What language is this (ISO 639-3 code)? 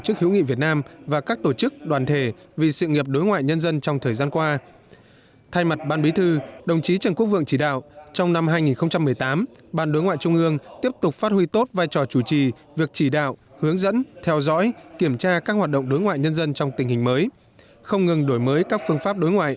vie